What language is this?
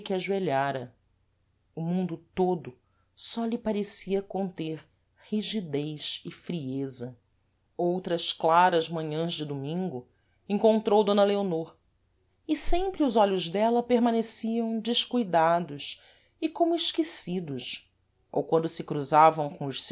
Portuguese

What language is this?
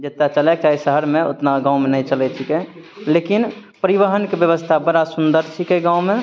Maithili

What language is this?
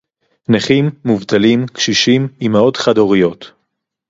Hebrew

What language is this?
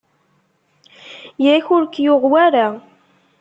Kabyle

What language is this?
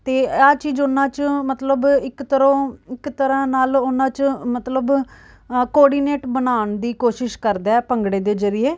Punjabi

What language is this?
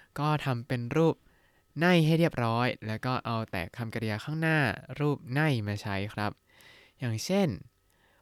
Thai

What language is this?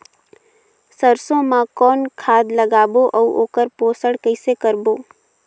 Chhattisgarhi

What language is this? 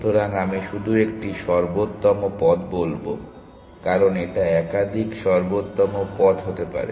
Bangla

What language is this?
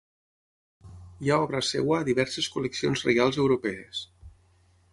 Catalan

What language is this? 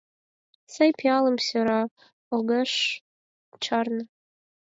Mari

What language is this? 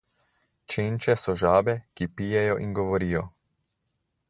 Slovenian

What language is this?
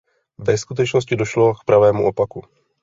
Czech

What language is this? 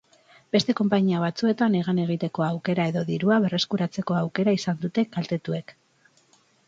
Basque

